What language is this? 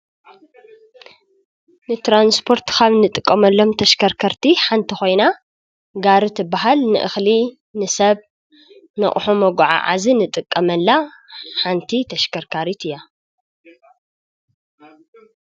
Tigrinya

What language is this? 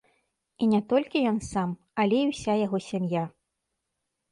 Belarusian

